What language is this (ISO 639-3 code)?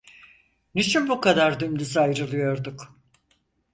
tur